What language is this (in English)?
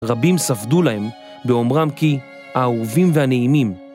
Hebrew